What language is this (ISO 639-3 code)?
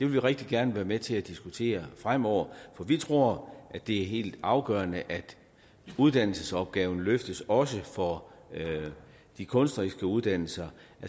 dan